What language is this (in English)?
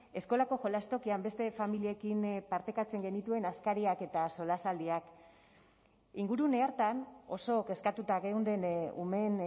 Basque